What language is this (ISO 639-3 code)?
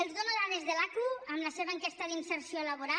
cat